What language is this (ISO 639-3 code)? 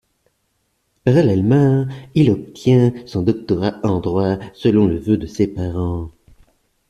fra